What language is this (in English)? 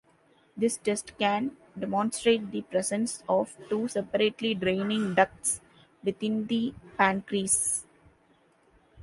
English